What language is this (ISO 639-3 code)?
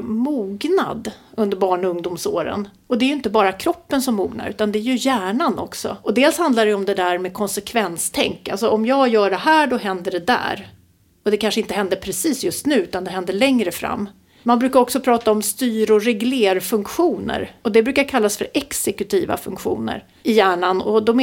swe